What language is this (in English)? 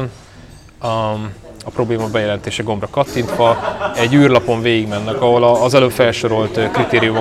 Hungarian